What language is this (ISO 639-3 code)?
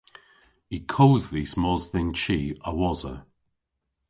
cor